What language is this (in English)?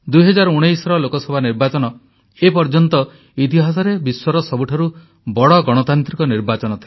Odia